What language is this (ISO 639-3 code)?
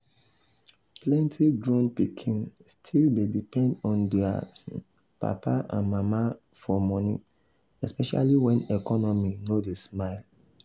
pcm